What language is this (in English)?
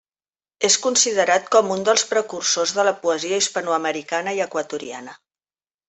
Catalan